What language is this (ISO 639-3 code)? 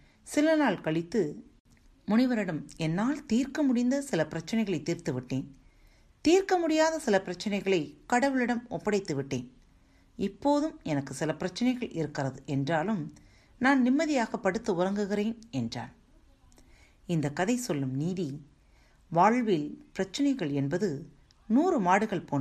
tam